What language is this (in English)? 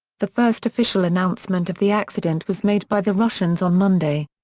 English